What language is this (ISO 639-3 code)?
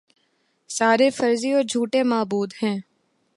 urd